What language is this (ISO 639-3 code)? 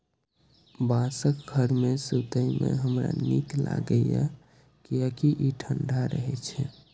mai